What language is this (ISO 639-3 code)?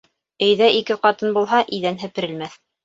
bak